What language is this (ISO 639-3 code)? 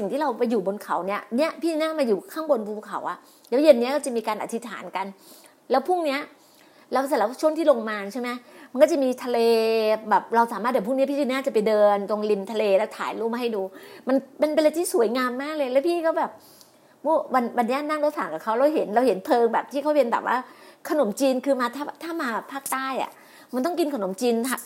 tha